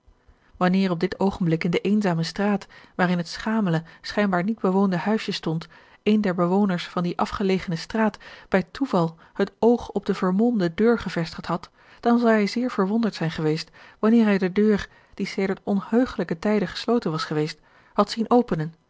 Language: Dutch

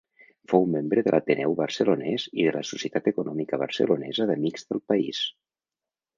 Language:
Catalan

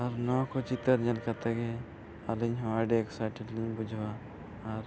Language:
Santali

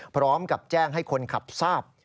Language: Thai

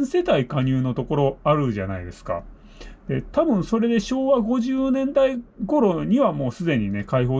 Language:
Japanese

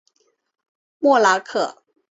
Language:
Chinese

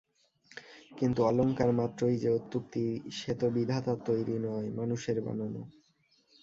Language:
Bangla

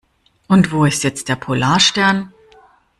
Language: German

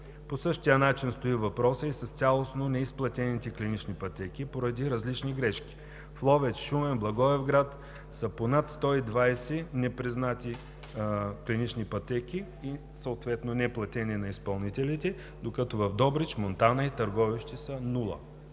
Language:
Bulgarian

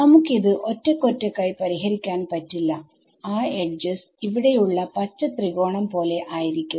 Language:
Malayalam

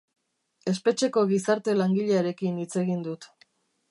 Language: Basque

